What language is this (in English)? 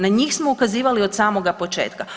Croatian